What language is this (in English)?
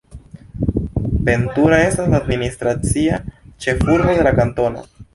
Esperanto